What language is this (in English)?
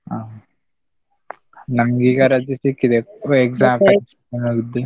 Kannada